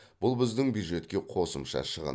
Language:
Kazakh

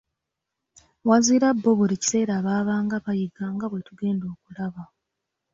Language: Ganda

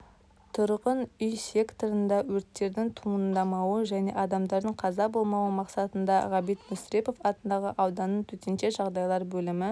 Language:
Kazakh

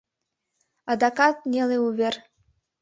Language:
Mari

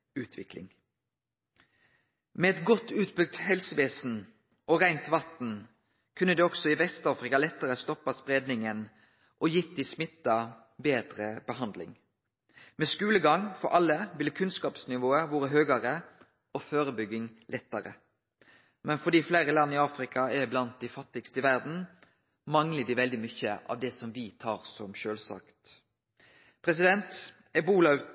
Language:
Norwegian Nynorsk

